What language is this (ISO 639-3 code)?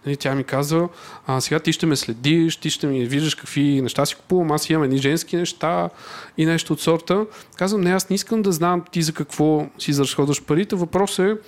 bul